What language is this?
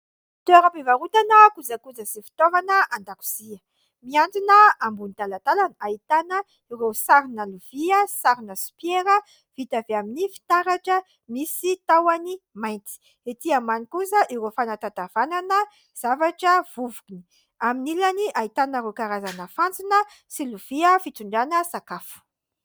Malagasy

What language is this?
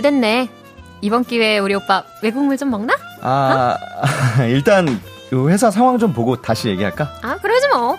Korean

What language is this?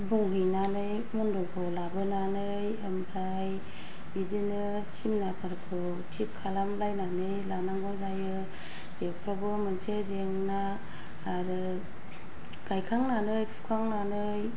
Bodo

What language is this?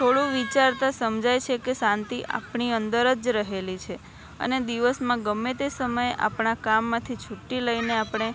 Gujarati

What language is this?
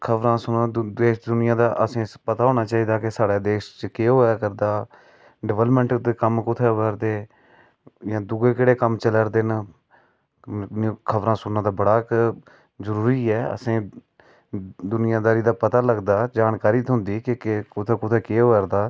Dogri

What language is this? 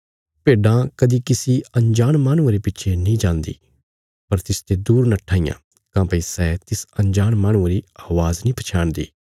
Bilaspuri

